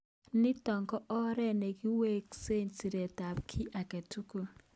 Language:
Kalenjin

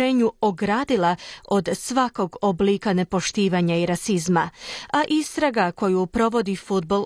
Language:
Croatian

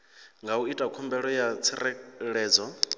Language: Venda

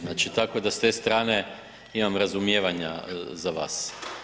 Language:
Croatian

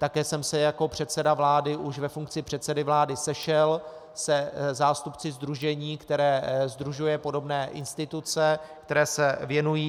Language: Czech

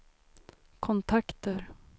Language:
Swedish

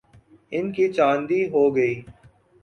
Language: Urdu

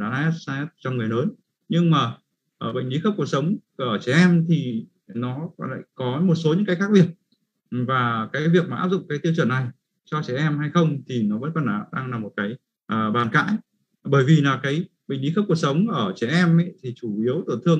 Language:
Vietnamese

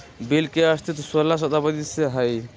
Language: Magahi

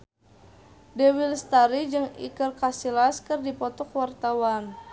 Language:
Sundanese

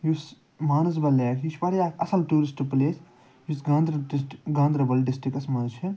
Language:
Kashmiri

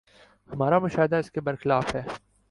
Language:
Urdu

